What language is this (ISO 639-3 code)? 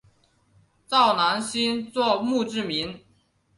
zho